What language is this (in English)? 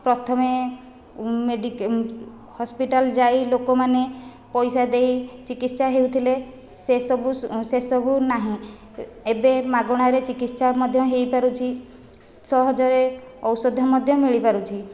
Odia